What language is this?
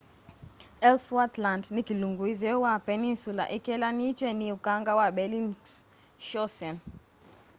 Kamba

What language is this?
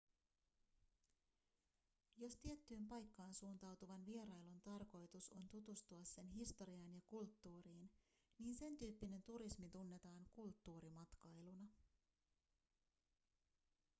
Finnish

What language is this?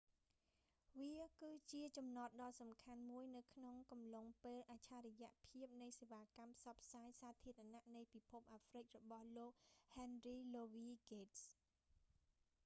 Khmer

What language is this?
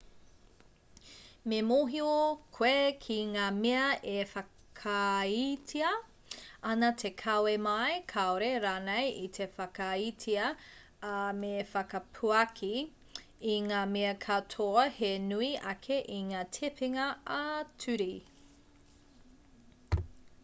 Māori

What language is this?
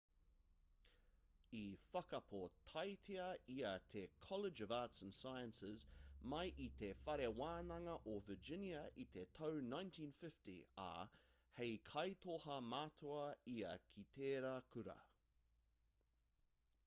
Māori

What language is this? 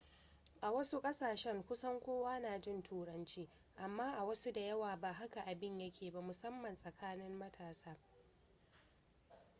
Hausa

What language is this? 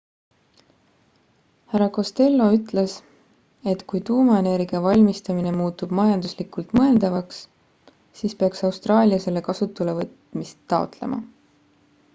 Estonian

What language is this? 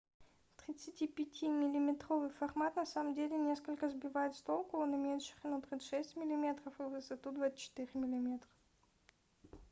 Russian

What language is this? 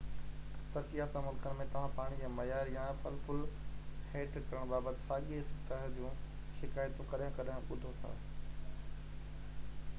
Sindhi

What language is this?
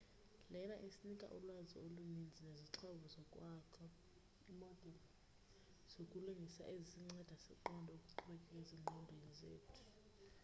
Xhosa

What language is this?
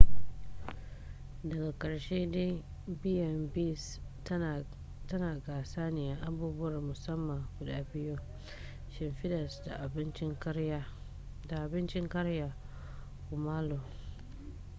Hausa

